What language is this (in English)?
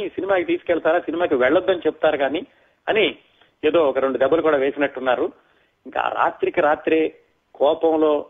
Telugu